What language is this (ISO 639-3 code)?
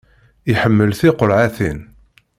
kab